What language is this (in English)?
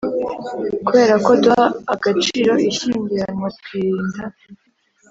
Kinyarwanda